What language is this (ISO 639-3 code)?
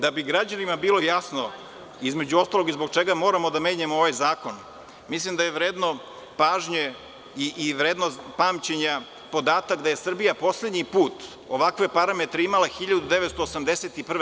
srp